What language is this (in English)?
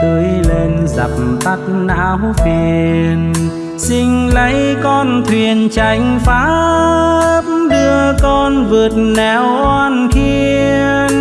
Vietnamese